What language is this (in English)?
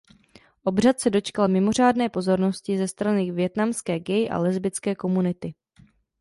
Czech